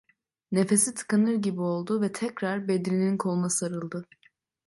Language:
Turkish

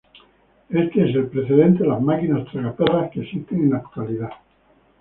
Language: Spanish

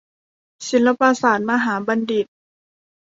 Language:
Thai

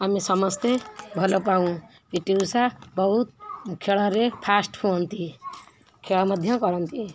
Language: Odia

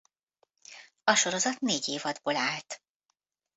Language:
Hungarian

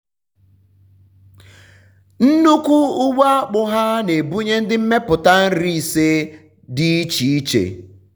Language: Igbo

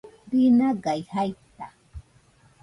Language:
Nüpode Huitoto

